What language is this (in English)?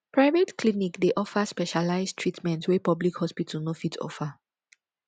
Nigerian Pidgin